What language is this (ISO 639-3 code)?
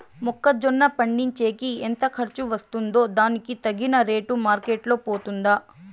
tel